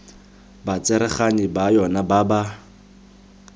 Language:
Tswana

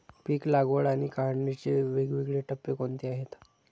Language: Marathi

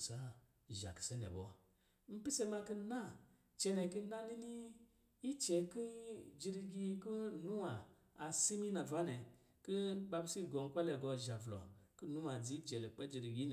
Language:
Lijili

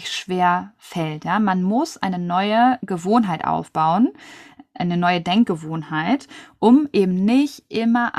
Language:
German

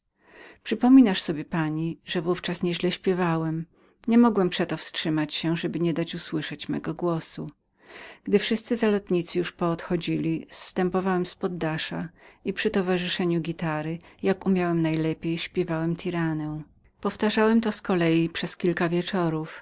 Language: Polish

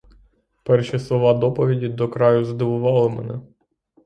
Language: Ukrainian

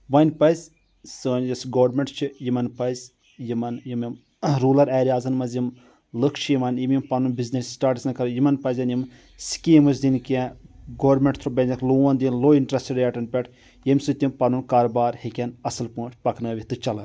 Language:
Kashmiri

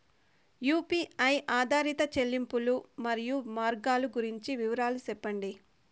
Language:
Telugu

